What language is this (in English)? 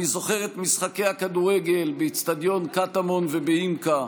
Hebrew